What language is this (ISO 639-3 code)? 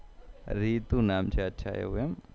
guj